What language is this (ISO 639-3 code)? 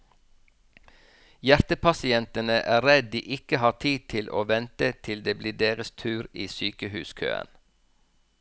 nor